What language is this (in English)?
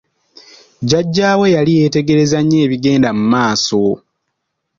Ganda